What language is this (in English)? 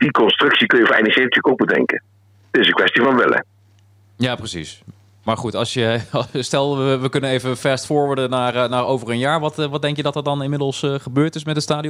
Dutch